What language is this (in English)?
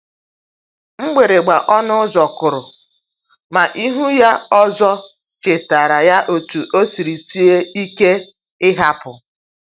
Igbo